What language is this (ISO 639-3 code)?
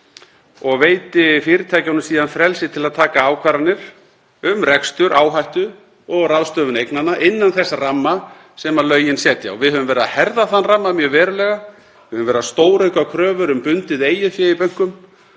isl